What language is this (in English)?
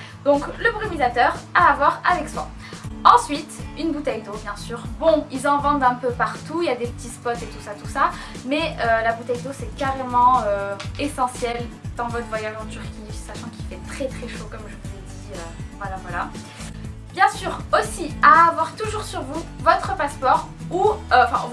French